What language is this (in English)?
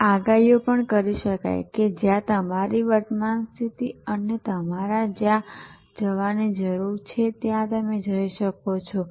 Gujarati